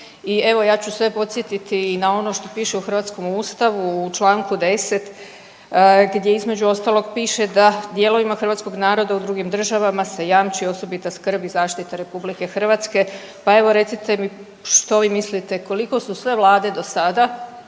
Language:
Croatian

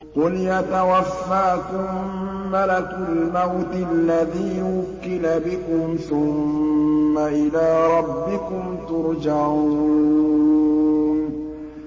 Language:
Arabic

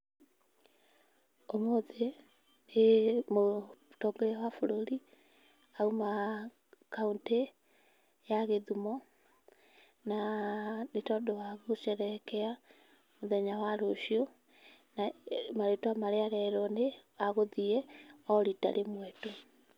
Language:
Kikuyu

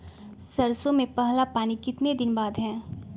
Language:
Magahi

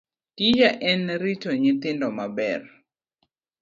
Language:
Luo (Kenya and Tanzania)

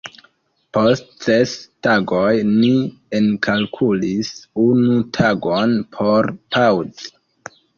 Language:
Esperanto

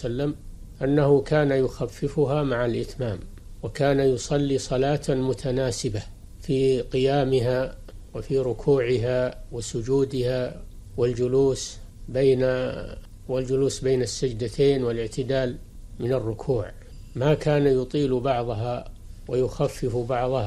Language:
Arabic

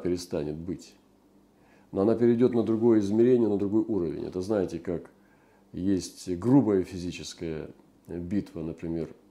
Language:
Russian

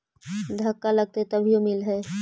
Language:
Magahi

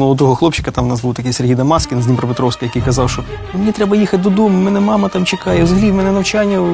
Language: Ukrainian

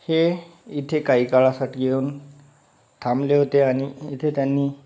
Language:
Marathi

